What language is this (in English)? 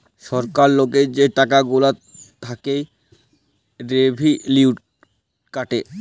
Bangla